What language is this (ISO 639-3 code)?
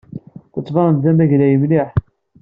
kab